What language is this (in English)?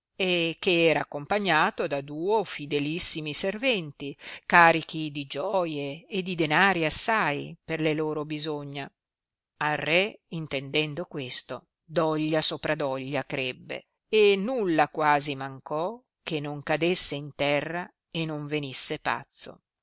Italian